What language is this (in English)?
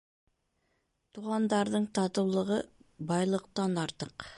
Bashkir